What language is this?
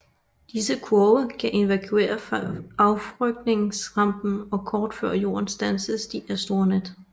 Danish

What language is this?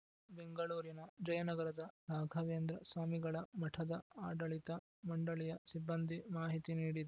Kannada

